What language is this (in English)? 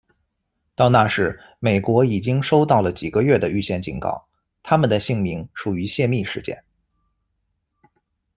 Chinese